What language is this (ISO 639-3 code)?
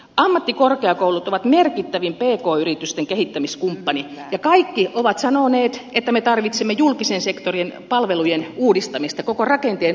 fin